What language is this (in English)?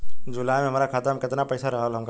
Bhojpuri